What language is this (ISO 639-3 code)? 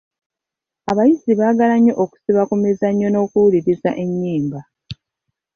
lug